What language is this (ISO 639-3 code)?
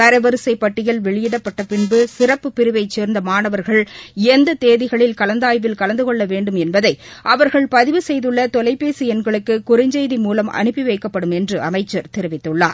tam